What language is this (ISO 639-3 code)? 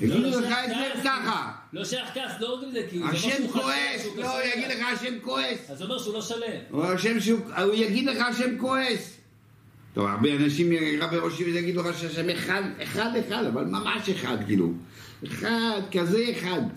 heb